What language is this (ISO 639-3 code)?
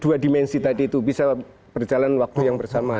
ind